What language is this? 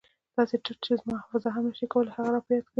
Pashto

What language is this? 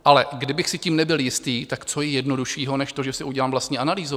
Czech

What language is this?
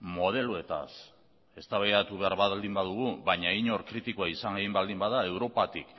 Basque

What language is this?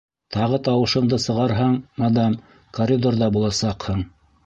Bashkir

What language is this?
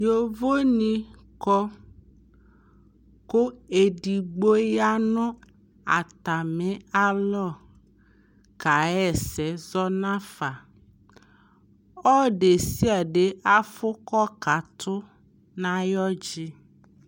Ikposo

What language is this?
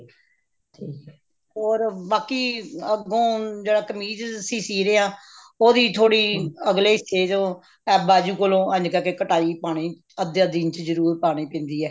Punjabi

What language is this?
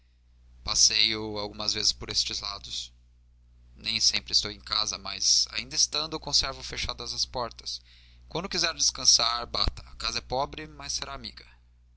Portuguese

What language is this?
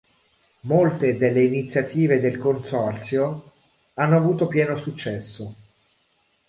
Italian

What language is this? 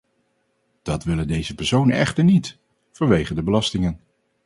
Dutch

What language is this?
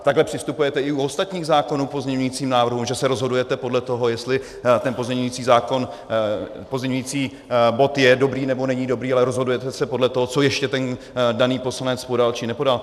Czech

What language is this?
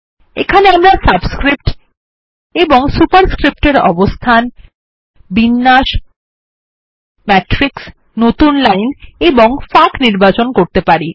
Bangla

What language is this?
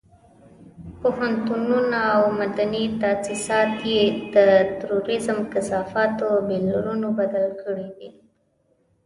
Pashto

